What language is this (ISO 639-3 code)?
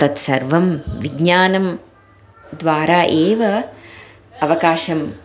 san